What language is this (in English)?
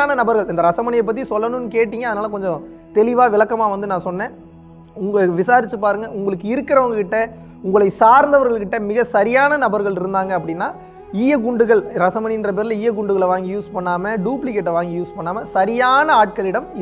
Tamil